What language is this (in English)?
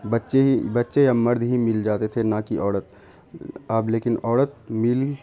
Urdu